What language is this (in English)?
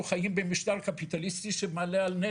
Hebrew